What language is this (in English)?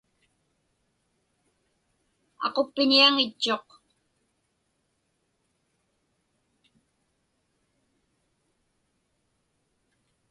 Inupiaq